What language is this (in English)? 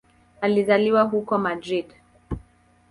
Swahili